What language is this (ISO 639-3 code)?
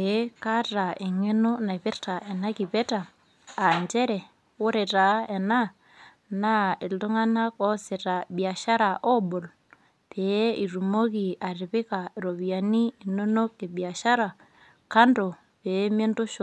mas